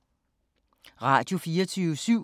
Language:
Danish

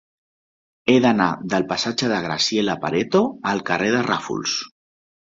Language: Catalan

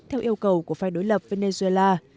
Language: Vietnamese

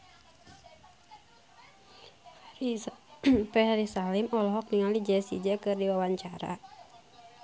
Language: Sundanese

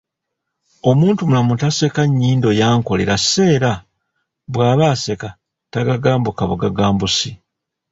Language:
Ganda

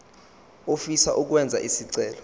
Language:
Zulu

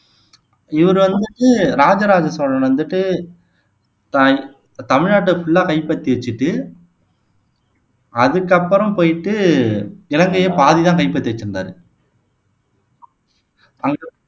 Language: Tamil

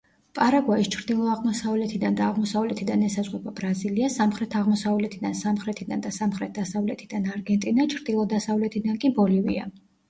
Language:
Georgian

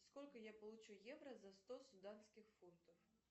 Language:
Russian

